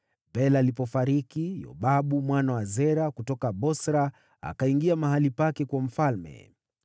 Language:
Swahili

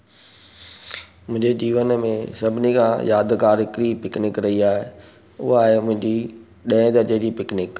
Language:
Sindhi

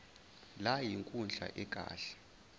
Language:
Zulu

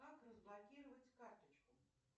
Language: Russian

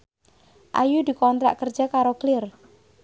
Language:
Javanese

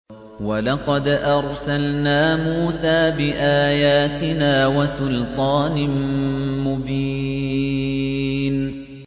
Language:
Arabic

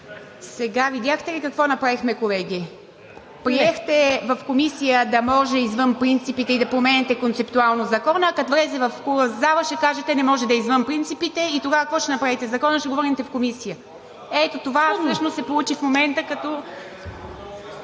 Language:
Bulgarian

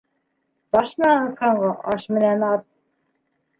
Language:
Bashkir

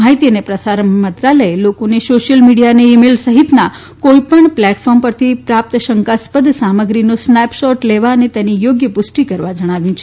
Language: Gujarati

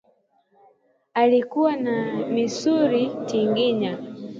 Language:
Swahili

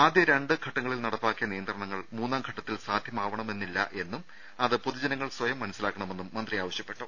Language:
Malayalam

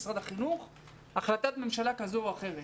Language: Hebrew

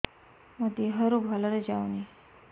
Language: Odia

